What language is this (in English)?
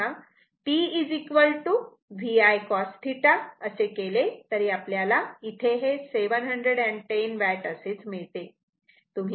Marathi